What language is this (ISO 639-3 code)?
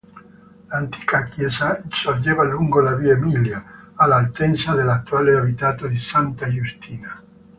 ita